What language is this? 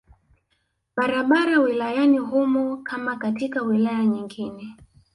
Swahili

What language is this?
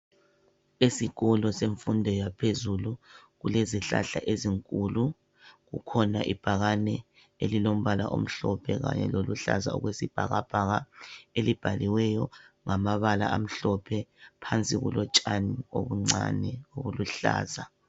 North Ndebele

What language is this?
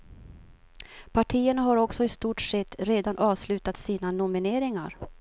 Swedish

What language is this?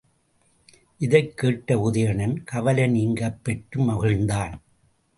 Tamil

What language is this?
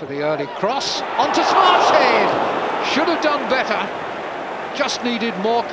English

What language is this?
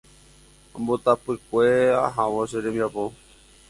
Guarani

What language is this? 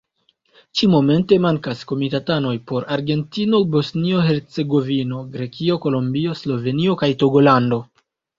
Esperanto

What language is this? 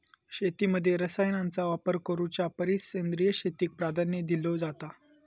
Marathi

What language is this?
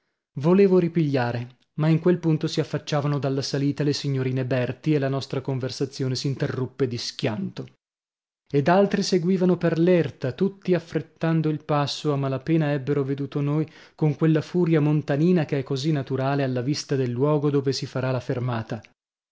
Italian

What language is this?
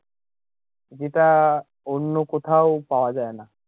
Bangla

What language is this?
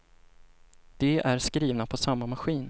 Swedish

